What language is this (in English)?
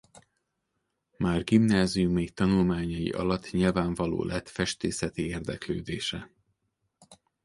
Hungarian